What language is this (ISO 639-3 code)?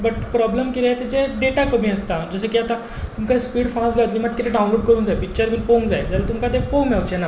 kok